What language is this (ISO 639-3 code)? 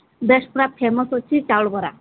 ori